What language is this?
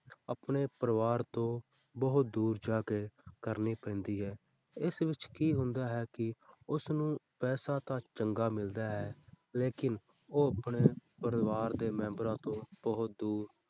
Punjabi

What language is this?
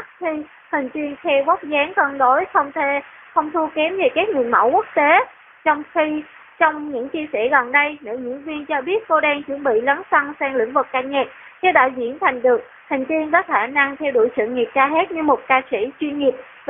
Vietnamese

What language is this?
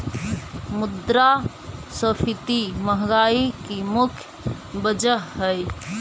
Magahi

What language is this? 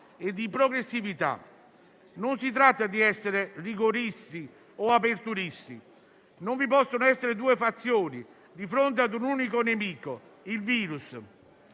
Italian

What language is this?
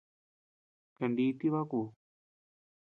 Tepeuxila Cuicatec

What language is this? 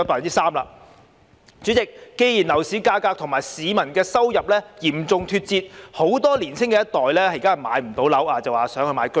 Cantonese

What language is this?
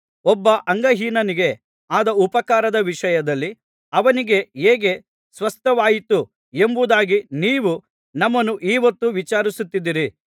Kannada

